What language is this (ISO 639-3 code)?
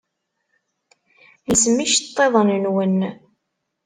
kab